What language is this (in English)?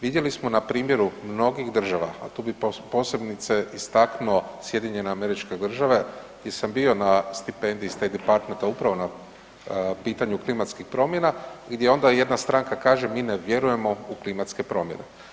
Croatian